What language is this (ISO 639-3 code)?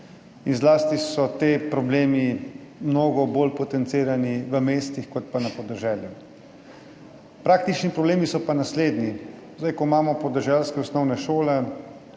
slv